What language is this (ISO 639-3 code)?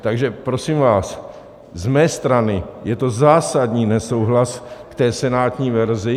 ces